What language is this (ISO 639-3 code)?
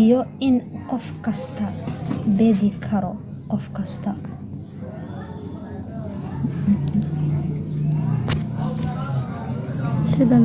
som